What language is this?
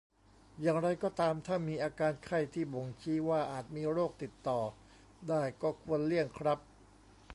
Thai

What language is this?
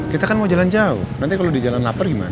Indonesian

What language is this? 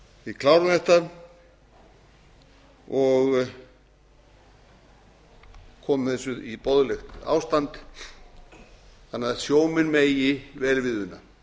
Icelandic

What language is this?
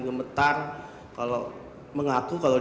Indonesian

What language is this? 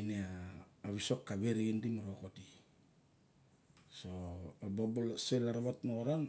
Barok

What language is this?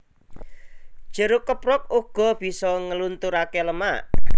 Javanese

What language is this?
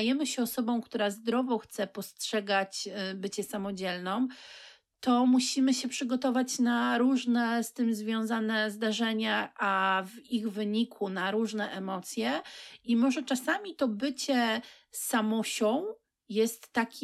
Polish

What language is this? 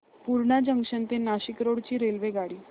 Marathi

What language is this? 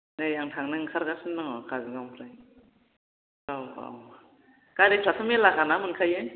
Bodo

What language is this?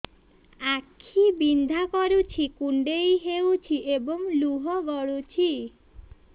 Odia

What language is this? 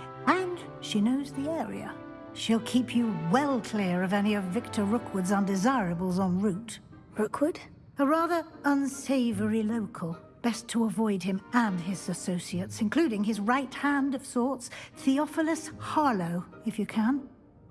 English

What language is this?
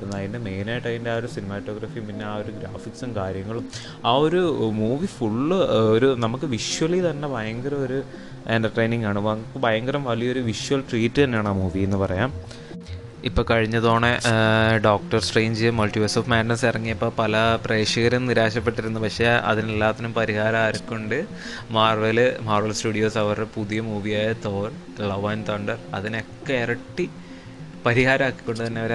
Malayalam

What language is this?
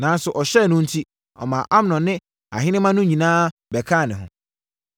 Akan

